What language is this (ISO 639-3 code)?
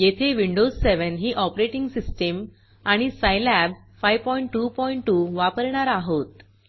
mar